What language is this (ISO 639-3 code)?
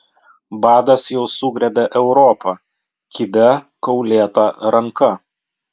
lit